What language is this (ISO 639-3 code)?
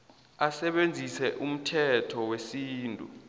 nbl